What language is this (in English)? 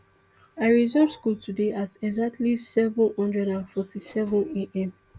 Nigerian Pidgin